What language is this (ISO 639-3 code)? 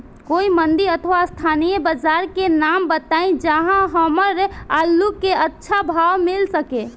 bho